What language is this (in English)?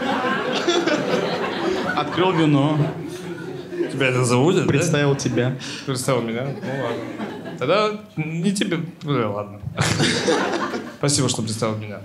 Russian